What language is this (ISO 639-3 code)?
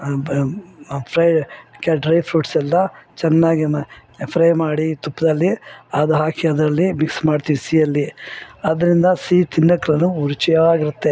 kan